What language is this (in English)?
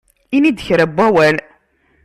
Kabyle